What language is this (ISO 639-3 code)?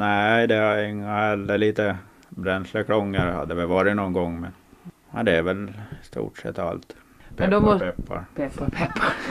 swe